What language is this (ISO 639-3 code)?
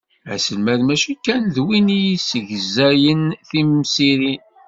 kab